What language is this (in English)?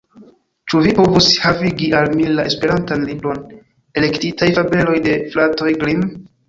Esperanto